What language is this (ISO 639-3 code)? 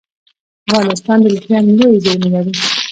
pus